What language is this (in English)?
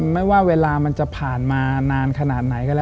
Thai